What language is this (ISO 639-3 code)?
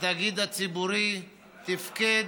heb